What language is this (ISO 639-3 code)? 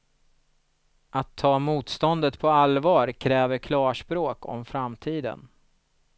swe